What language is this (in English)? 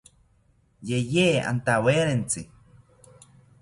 South Ucayali Ashéninka